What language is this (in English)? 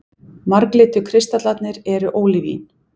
Icelandic